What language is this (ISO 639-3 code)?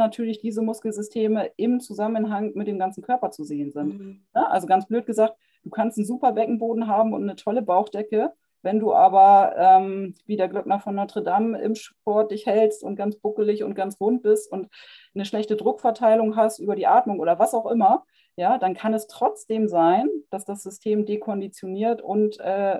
deu